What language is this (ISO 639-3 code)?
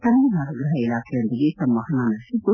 kan